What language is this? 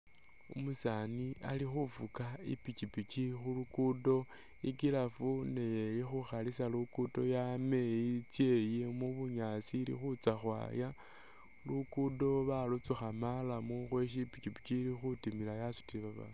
Masaaba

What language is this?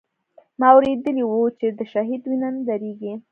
Pashto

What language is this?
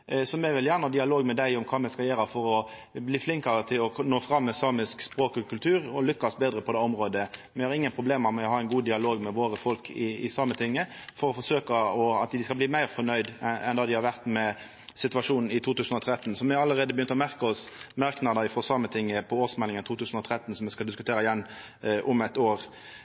Norwegian Nynorsk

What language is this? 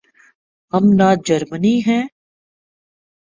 Urdu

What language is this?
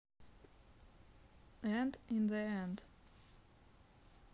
Russian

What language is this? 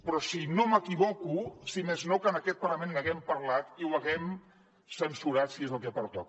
Catalan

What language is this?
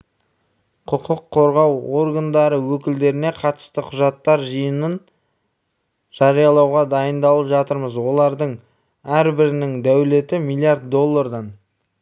Kazakh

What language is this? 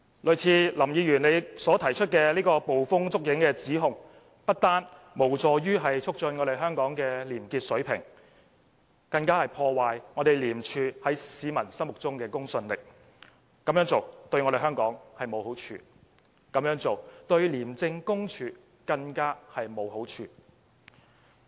Cantonese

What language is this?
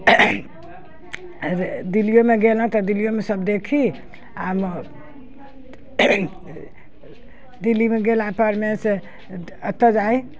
Maithili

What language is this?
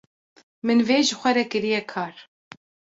Kurdish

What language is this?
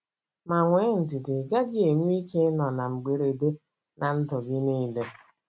Igbo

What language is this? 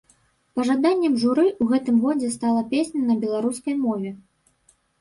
Belarusian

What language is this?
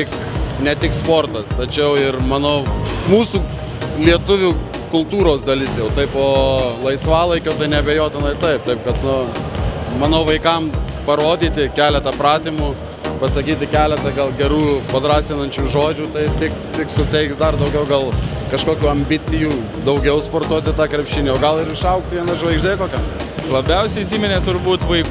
Lithuanian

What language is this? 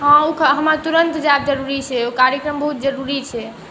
Maithili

